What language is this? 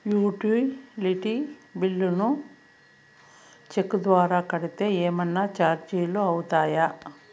Telugu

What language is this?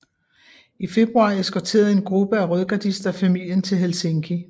Danish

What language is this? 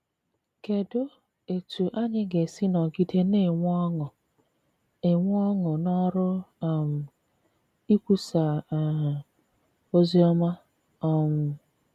Igbo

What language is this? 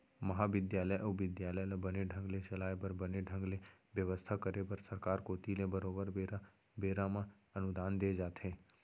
Chhattisgarhi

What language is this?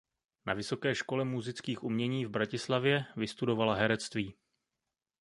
Czech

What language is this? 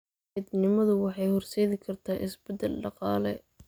Somali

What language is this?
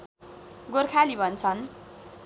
Nepali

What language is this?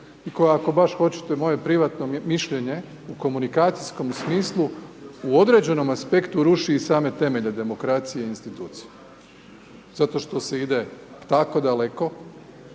Croatian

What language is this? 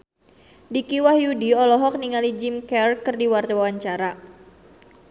Sundanese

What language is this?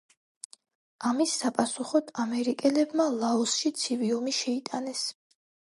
Georgian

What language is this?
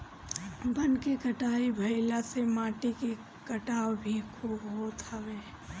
Bhojpuri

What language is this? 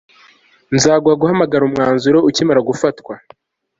Kinyarwanda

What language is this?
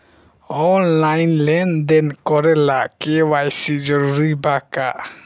Bhojpuri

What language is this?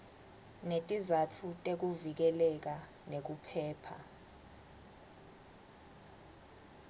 Swati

